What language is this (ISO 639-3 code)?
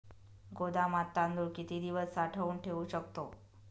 mar